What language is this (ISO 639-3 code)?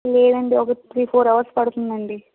tel